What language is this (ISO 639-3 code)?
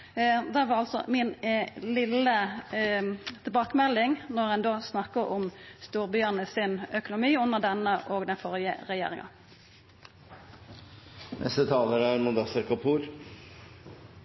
nno